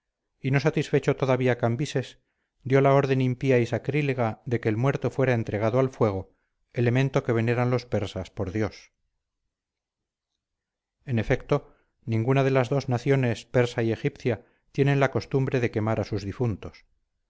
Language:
Spanish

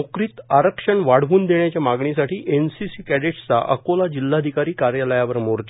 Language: Marathi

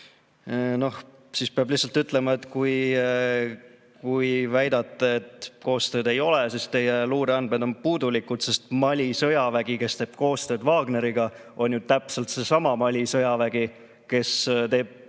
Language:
Estonian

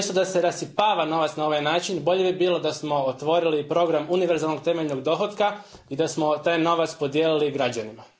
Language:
Croatian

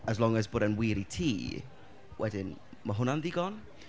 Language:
Welsh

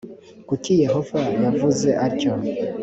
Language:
Kinyarwanda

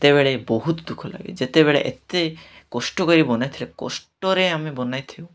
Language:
Odia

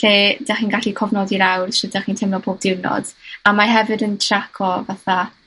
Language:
Welsh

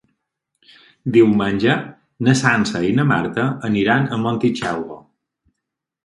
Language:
Catalan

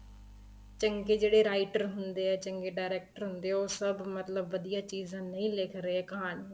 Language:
Punjabi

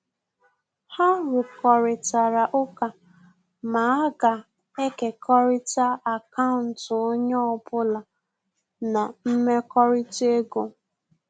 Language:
Igbo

